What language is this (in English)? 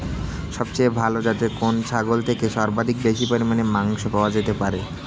Bangla